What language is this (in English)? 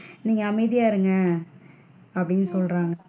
Tamil